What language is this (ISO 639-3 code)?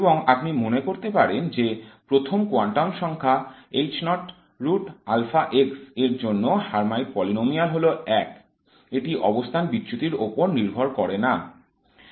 ben